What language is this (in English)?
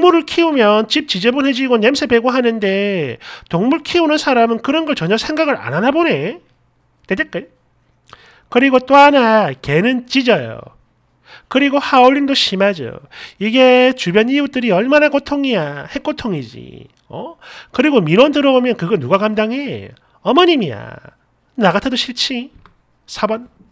Korean